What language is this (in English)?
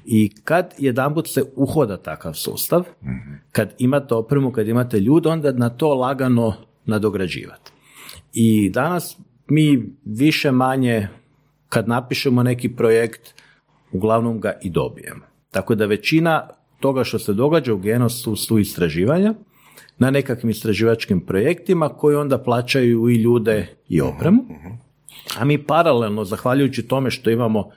Croatian